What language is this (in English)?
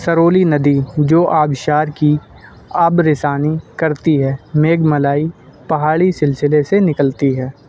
Urdu